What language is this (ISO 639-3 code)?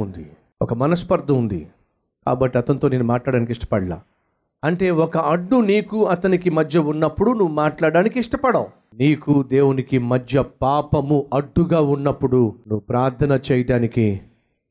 tel